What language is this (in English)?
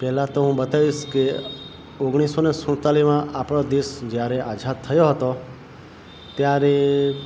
Gujarati